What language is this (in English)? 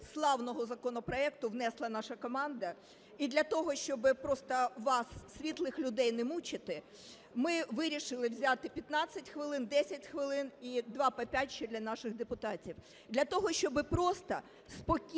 Ukrainian